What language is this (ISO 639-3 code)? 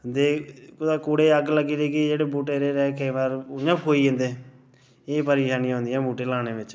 doi